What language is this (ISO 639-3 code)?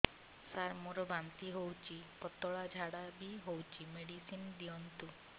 ori